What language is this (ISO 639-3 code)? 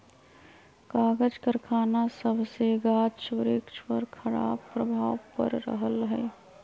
mag